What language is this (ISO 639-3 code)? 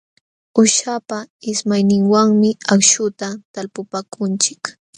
qxw